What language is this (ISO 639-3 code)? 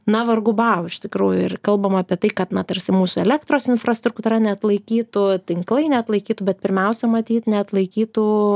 lit